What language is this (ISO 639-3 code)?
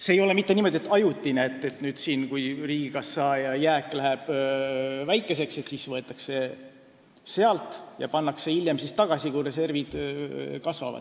est